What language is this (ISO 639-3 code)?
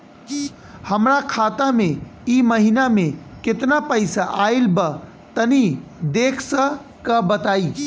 bho